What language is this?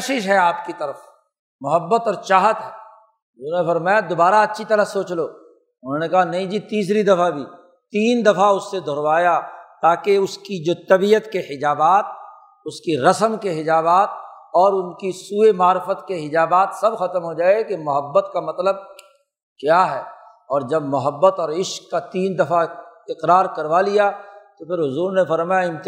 Urdu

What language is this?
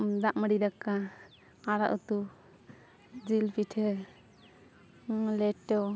Santali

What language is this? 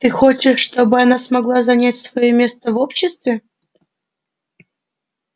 Russian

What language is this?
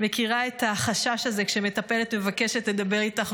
Hebrew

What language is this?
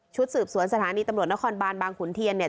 Thai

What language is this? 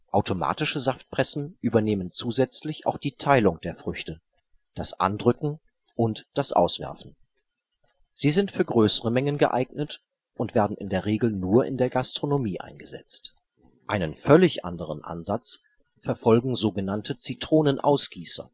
German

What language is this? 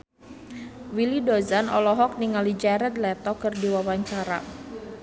Sundanese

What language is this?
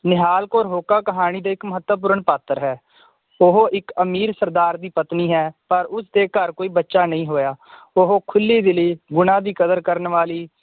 Punjabi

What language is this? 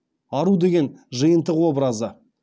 Kazakh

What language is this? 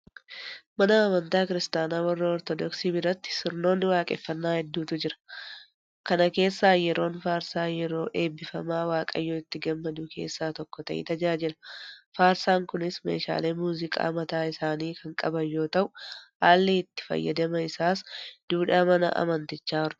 Oromo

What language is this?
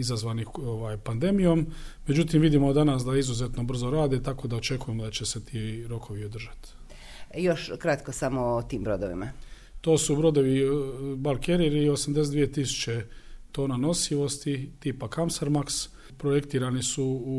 Croatian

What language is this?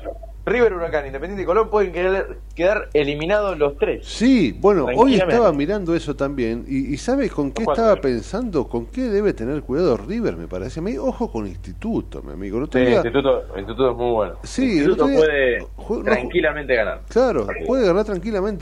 Spanish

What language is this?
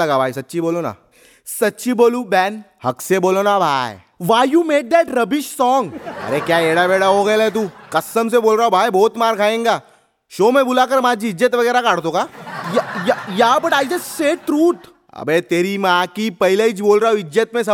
Hindi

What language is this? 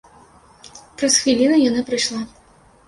Belarusian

